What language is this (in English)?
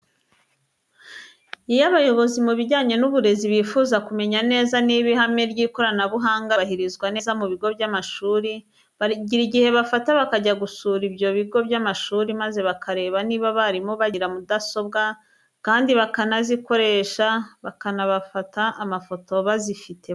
Kinyarwanda